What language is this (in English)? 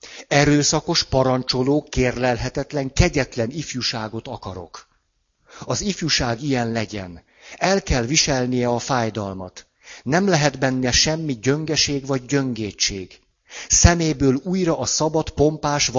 Hungarian